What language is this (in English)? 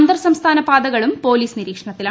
Malayalam